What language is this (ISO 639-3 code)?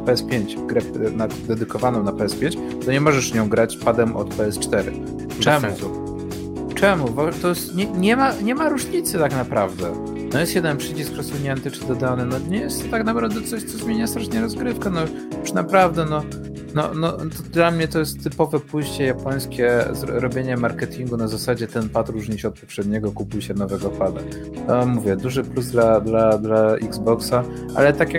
pol